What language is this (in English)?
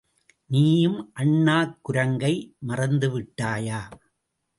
Tamil